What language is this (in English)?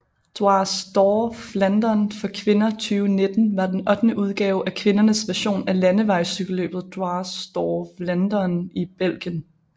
Danish